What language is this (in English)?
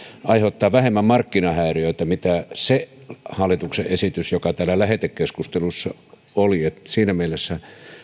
Finnish